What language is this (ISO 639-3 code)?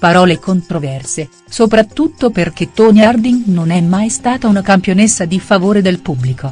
ita